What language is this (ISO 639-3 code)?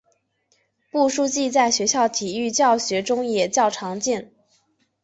zho